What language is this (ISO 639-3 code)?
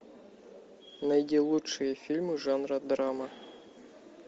rus